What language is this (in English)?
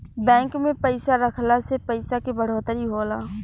Bhojpuri